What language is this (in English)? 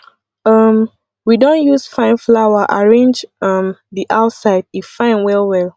Nigerian Pidgin